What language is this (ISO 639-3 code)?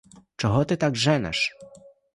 ukr